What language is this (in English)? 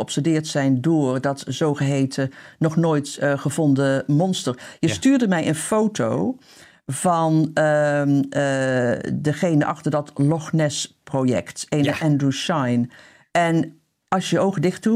Dutch